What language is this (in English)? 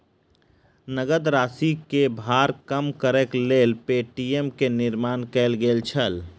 Maithili